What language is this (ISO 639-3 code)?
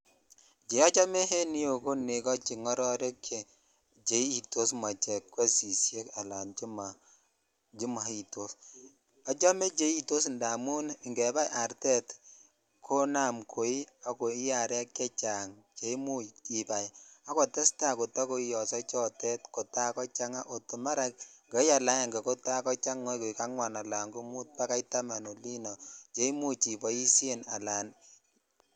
kln